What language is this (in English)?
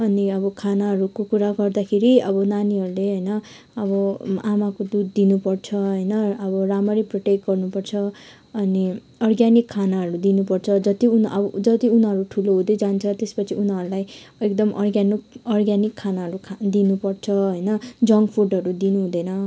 Nepali